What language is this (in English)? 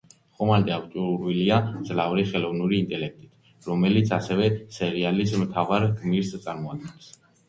Georgian